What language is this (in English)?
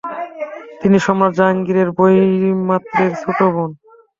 Bangla